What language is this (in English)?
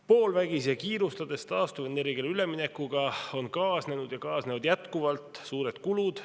Estonian